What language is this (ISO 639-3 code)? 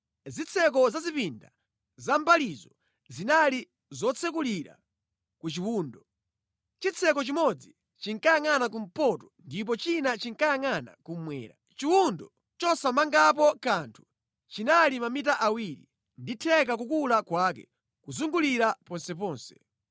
nya